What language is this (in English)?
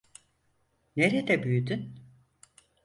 Turkish